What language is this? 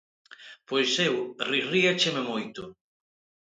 Galician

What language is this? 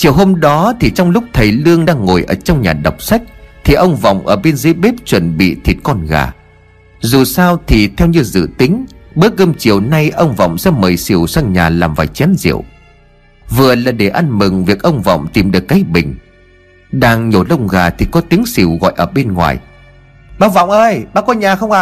Vietnamese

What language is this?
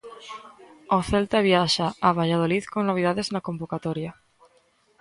Galician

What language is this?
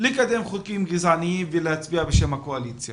Hebrew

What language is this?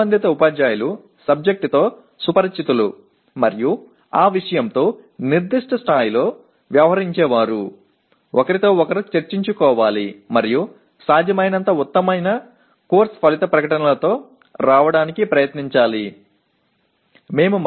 Tamil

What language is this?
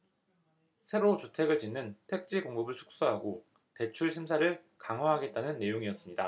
Korean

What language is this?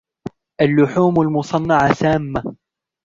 Arabic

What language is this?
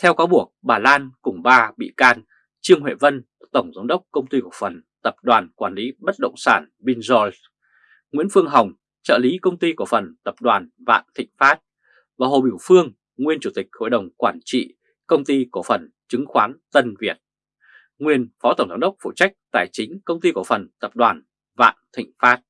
Vietnamese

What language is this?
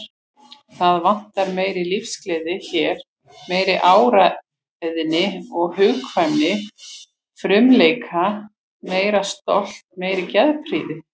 Icelandic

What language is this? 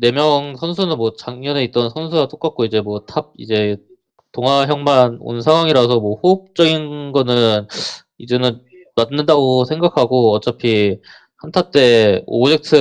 Korean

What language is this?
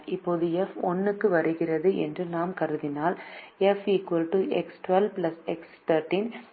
Tamil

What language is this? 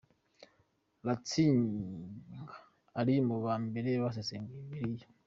Kinyarwanda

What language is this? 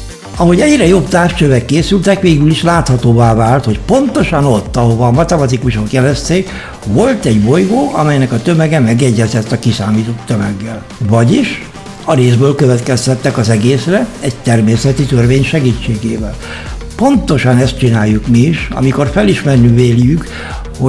Hungarian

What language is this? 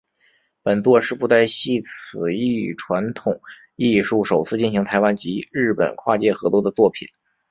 Chinese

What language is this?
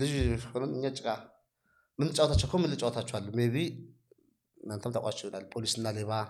Amharic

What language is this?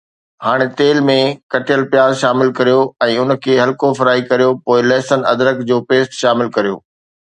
Sindhi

